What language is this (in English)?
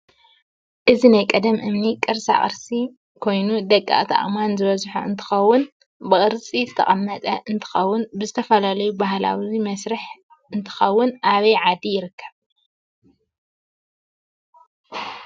Tigrinya